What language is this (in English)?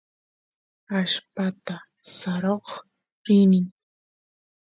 Santiago del Estero Quichua